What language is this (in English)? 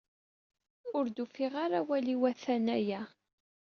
Kabyle